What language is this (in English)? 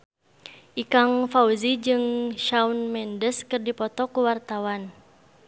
Sundanese